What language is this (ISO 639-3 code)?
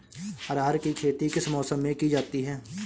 hin